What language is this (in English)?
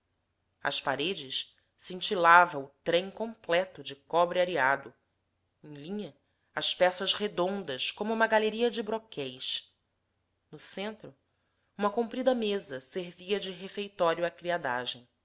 Portuguese